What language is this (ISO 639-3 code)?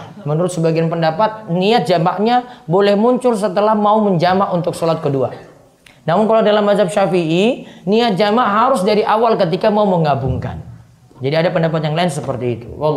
ind